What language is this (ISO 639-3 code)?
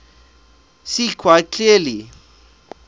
eng